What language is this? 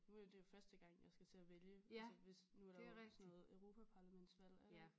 Danish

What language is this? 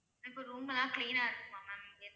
Tamil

